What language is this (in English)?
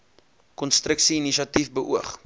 Afrikaans